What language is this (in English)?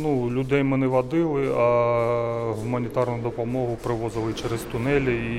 Ukrainian